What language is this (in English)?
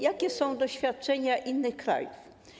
Polish